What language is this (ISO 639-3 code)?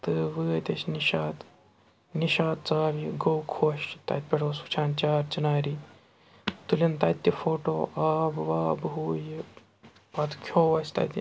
kas